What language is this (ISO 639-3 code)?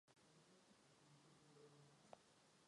ces